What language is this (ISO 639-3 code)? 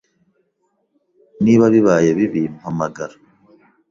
kin